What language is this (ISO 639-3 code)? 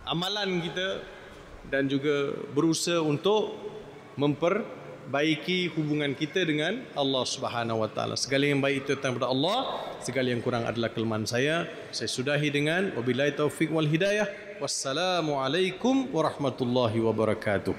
msa